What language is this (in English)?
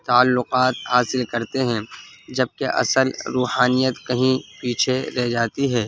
Urdu